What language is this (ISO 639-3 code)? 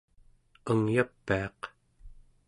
esu